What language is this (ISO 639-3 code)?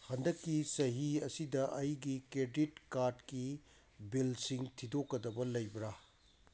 mni